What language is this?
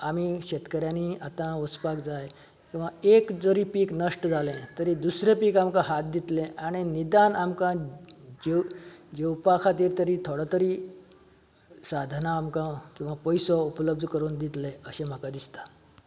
Konkani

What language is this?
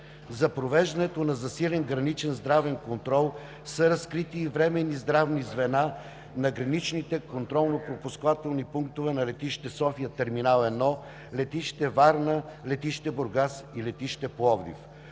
Bulgarian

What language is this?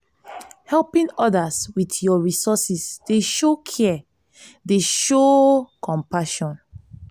Nigerian Pidgin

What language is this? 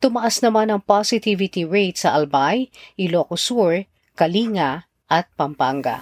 Filipino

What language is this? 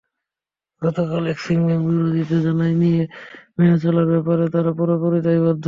Bangla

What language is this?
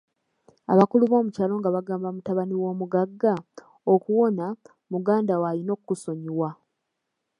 Ganda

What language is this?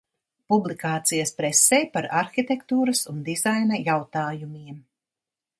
Latvian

